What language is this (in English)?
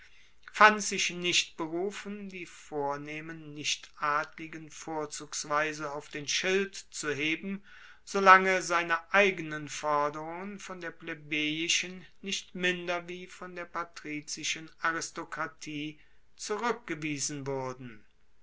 German